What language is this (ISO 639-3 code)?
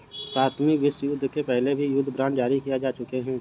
hin